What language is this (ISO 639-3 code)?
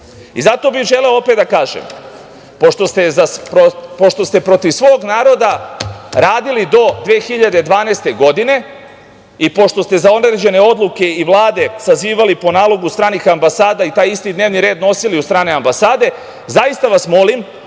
srp